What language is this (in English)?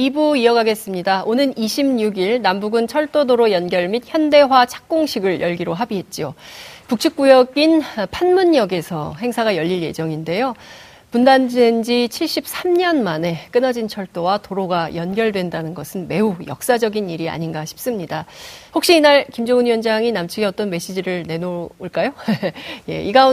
Korean